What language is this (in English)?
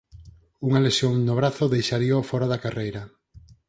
Galician